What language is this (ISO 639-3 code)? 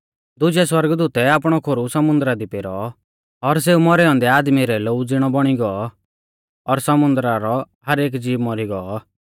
bfz